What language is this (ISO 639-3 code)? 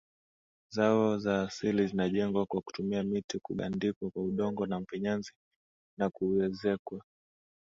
swa